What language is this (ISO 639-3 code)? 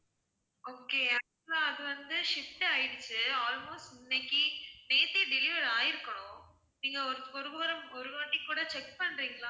tam